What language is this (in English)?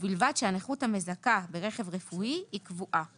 Hebrew